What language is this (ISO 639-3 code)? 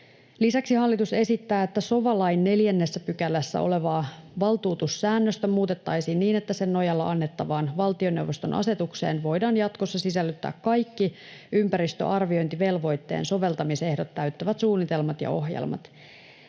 fin